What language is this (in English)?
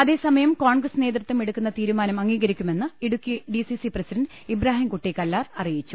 Malayalam